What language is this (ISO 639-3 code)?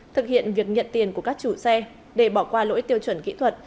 vie